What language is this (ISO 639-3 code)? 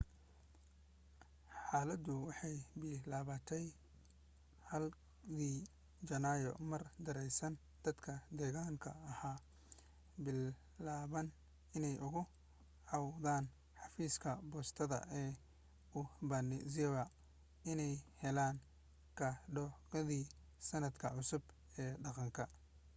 som